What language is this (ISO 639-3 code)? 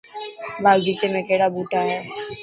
mki